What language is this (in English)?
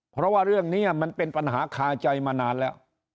Thai